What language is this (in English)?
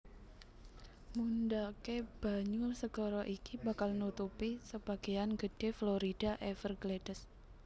Javanese